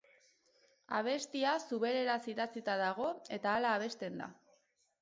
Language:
Basque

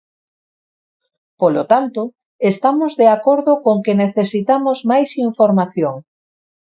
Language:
Galician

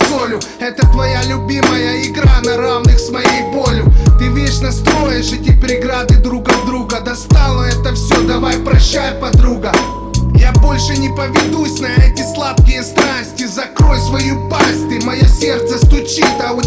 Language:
Russian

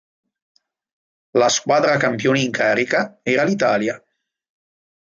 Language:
Italian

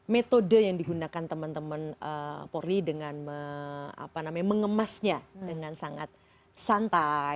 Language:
Indonesian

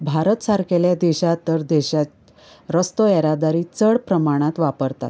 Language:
Konkani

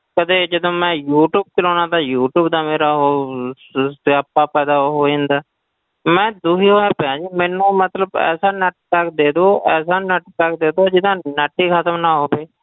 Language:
Punjabi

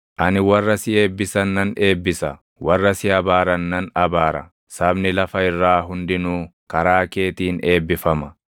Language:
Oromo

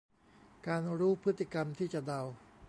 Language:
Thai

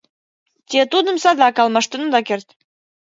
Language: Mari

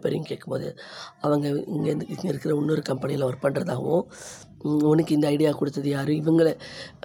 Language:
Tamil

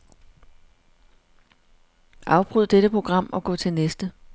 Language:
Danish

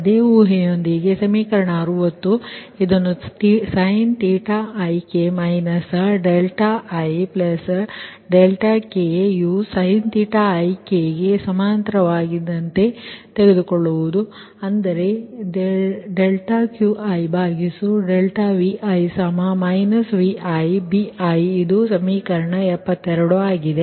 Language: Kannada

